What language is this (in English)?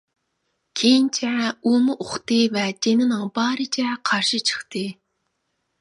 Uyghur